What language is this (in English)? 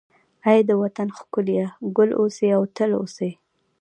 Pashto